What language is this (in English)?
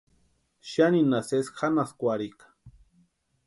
Western Highland Purepecha